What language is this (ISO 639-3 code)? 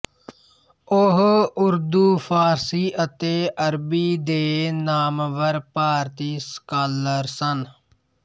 pan